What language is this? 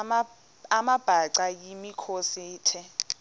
Xhosa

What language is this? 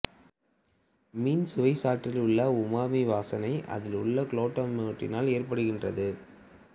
Tamil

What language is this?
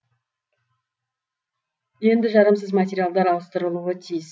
Kazakh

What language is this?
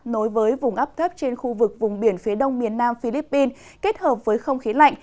Vietnamese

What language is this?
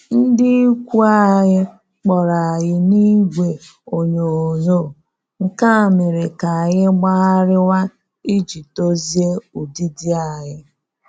Igbo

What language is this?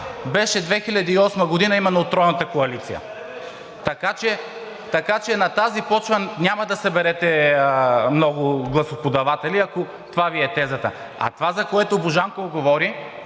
Bulgarian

